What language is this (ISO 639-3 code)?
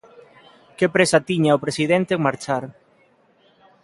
glg